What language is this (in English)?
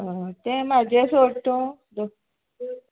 Konkani